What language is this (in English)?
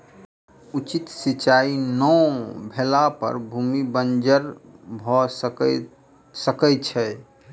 Maithili